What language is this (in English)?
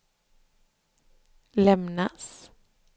Swedish